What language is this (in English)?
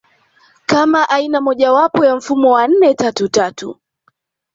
Swahili